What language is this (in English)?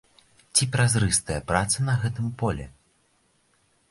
Belarusian